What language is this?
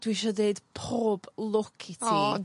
Welsh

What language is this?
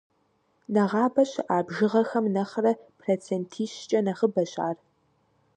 Kabardian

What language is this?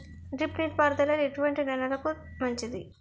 Telugu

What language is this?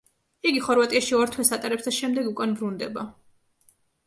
Georgian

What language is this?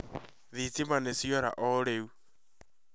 Kikuyu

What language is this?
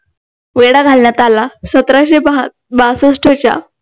Marathi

